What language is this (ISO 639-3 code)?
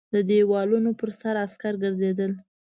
pus